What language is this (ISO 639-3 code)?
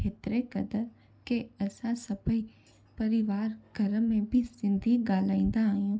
snd